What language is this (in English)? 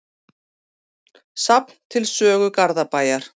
Icelandic